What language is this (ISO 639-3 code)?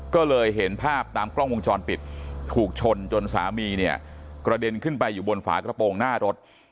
tha